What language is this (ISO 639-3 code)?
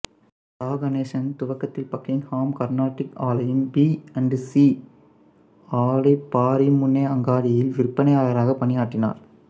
tam